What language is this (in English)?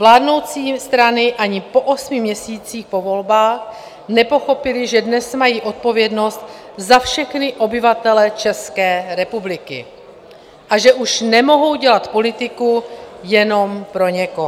Czech